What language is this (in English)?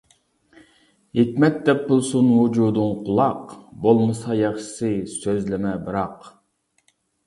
Uyghur